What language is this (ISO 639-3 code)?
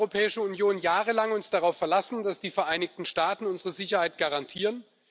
deu